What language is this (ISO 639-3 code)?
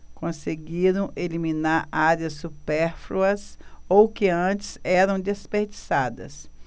por